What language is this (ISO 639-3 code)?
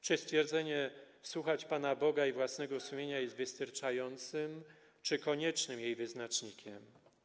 pol